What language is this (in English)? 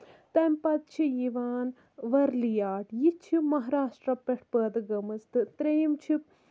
Kashmiri